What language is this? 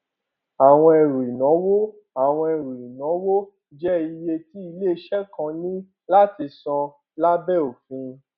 Yoruba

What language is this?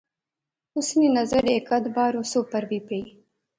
Pahari-Potwari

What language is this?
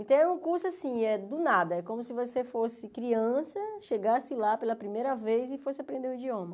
Portuguese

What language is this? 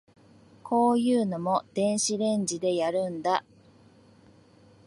Japanese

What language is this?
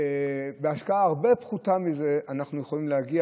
Hebrew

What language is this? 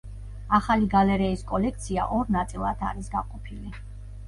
Georgian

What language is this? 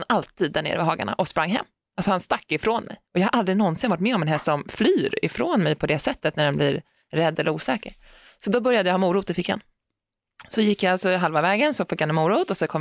Swedish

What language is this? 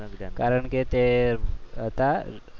Gujarati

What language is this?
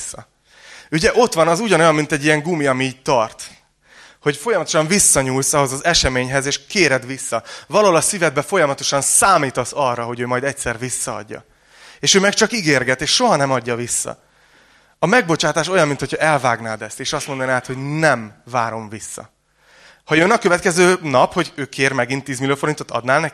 Hungarian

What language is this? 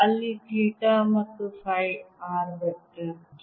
Kannada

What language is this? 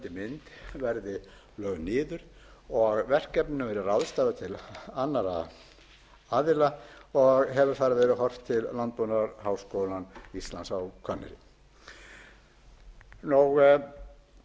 Icelandic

